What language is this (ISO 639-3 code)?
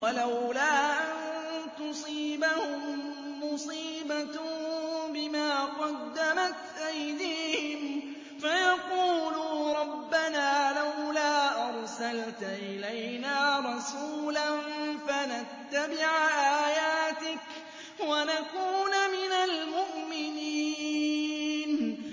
ara